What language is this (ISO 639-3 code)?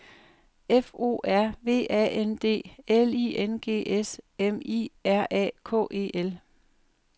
dan